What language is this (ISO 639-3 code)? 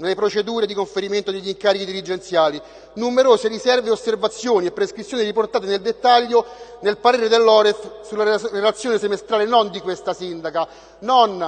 ita